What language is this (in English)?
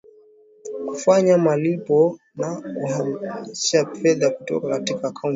Swahili